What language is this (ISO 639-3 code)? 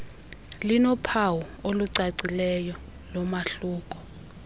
xho